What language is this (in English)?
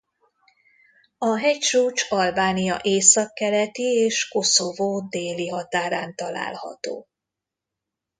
Hungarian